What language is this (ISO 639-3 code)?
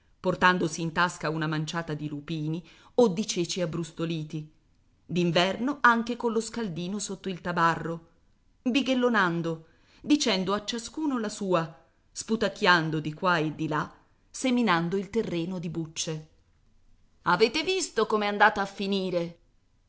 ita